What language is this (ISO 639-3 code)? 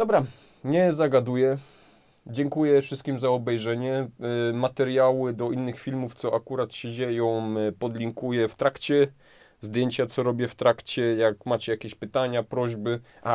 pol